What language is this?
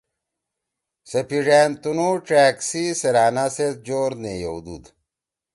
Torwali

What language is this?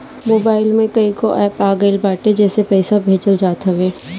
Bhojpuri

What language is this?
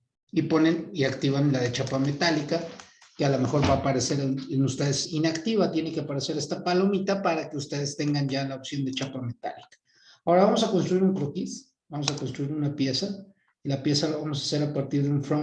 Spanish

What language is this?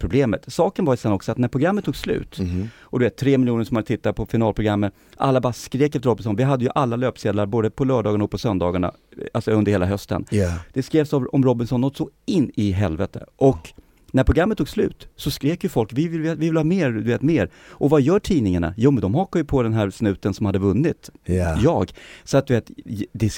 Swedish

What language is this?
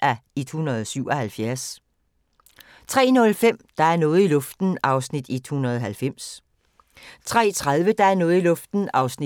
Danish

